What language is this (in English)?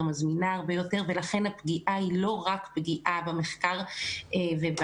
Hebrew